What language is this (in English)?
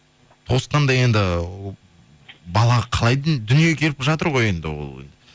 Kazakh